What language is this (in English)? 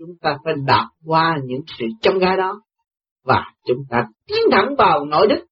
Vietnamese